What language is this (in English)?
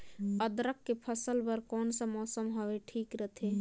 Chhattisgarhi